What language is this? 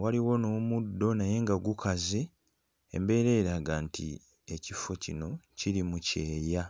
Ganda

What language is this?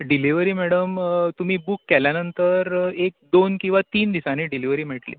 Konkani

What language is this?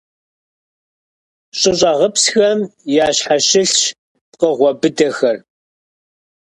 Kabardian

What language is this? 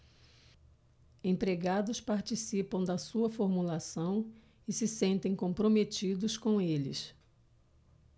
Portuguese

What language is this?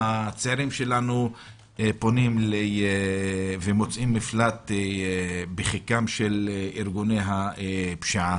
Hebrew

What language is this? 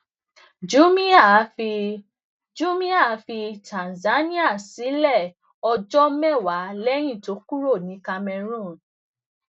Yoruba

